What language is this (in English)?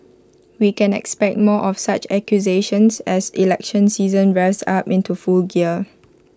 English